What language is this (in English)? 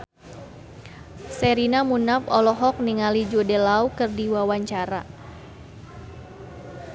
Sundanese